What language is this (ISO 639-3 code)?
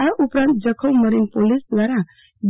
guj